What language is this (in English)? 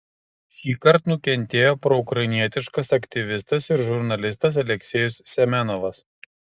Lithuanian